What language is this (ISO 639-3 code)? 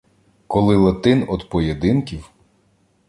ukr